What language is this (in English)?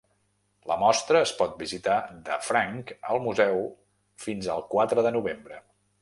Catalan